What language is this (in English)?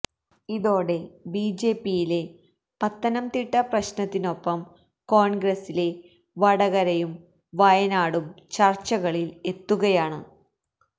Malayalam